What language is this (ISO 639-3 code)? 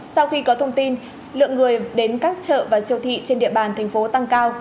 vie